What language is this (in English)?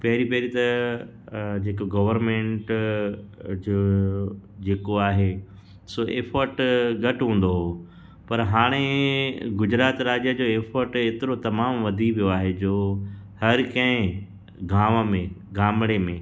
Sindhi